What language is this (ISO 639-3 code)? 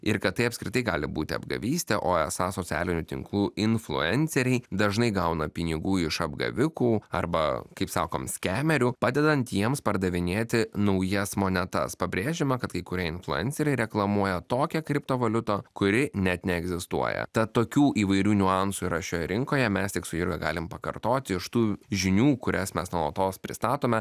lit